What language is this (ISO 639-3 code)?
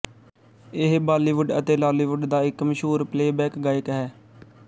pan